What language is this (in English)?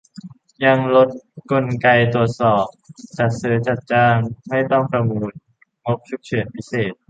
Thai